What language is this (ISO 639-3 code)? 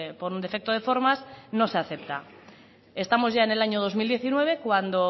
spa